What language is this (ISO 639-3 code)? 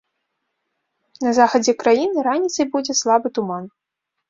bel